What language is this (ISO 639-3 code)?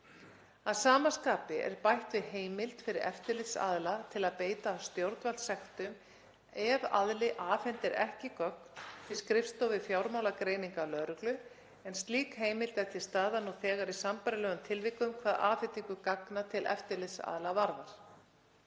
isl